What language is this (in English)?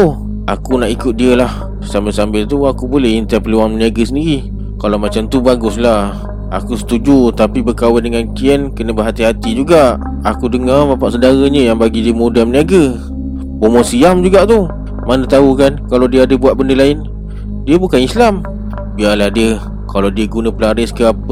Malay